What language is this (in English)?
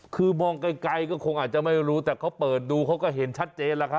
Thai